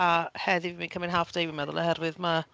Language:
Welsh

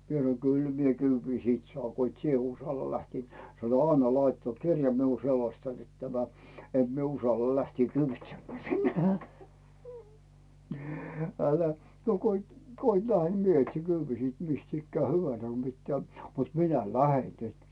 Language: Finnish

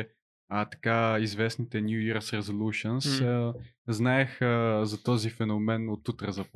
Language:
Bulgarian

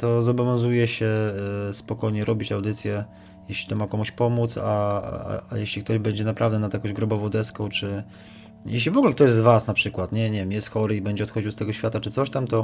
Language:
Polish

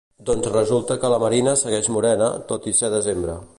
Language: Catalan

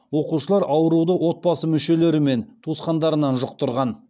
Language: Kazakh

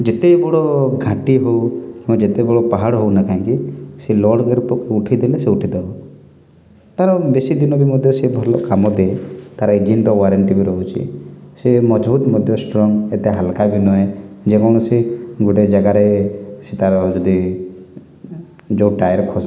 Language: Odia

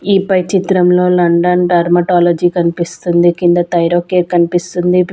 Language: Telugu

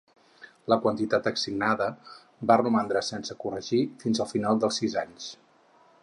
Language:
Catalan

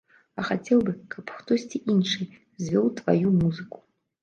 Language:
Belarusian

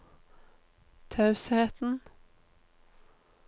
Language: Norwegian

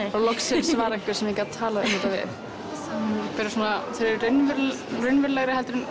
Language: Icelandic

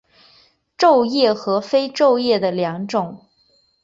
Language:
Chinese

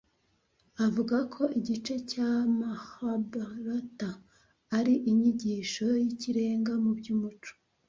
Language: Kinyarwanda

